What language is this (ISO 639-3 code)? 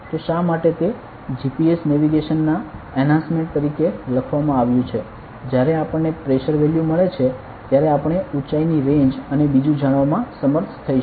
guj